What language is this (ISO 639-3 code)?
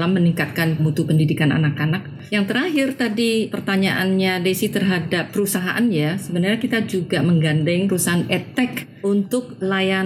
ind